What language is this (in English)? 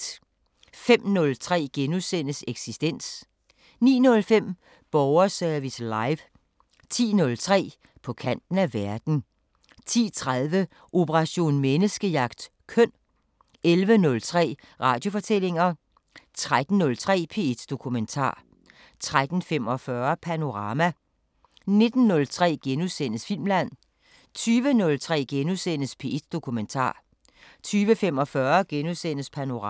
Danish